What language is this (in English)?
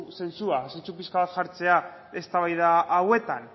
Basque